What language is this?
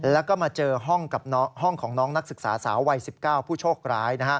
Thai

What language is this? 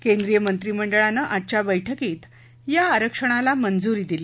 Marathi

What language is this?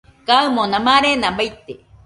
Nüpode Huitoto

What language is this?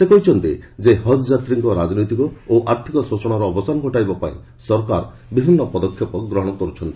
Odia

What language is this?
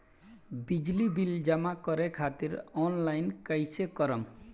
Bhojpuri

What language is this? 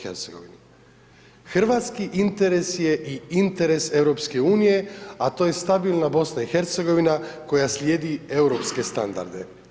Croatian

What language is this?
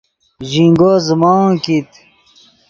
Yidgha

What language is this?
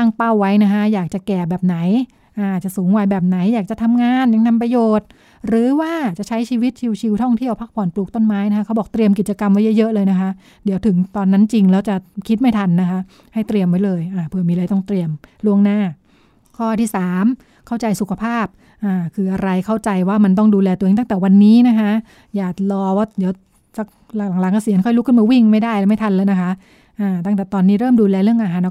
Thai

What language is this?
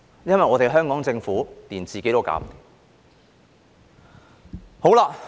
Cantonese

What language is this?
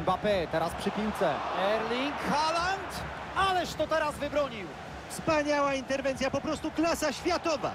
Polish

